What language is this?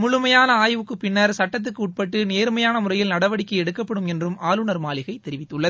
Tamil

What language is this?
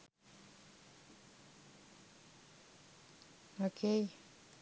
Russian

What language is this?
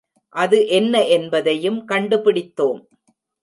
Tamil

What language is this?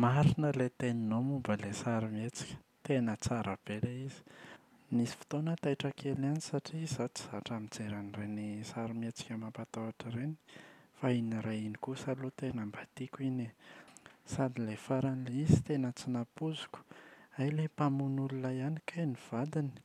Malagasy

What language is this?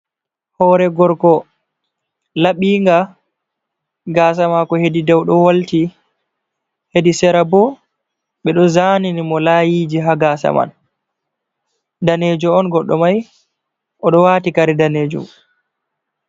Fula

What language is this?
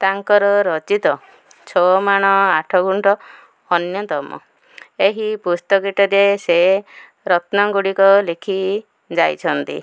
Odia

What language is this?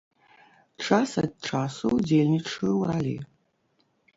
Belarusian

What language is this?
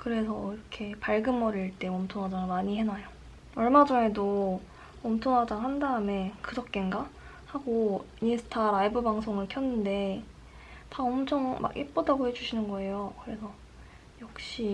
Korean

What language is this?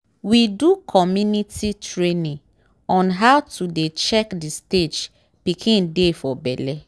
Nigerian Pidgin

